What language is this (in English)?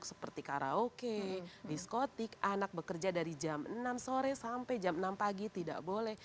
Indonesian